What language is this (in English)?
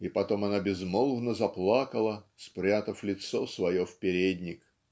Russian